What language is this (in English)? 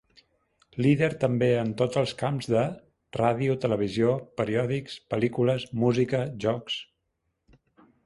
Catalan